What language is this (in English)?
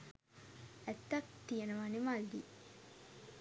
Sinhala